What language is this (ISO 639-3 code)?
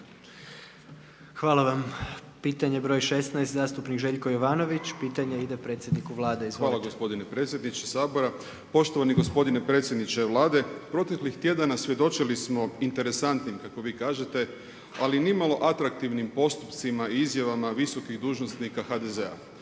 hrv